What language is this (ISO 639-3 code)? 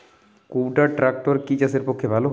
ben